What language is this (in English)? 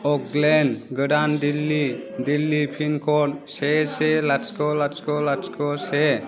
Bodo